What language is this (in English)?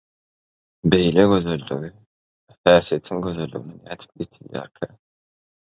Turkmen